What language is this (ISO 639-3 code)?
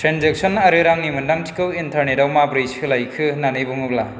brx